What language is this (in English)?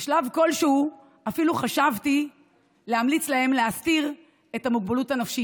Hebrew